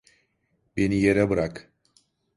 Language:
Turkish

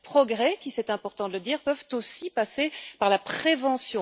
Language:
French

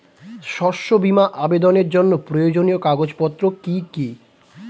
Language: Bangla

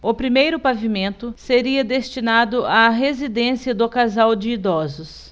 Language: Portuguese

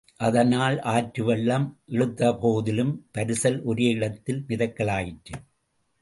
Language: Tamil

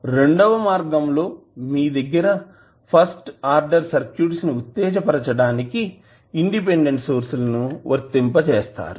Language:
Telugu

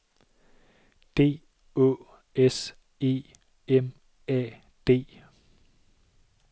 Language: Danish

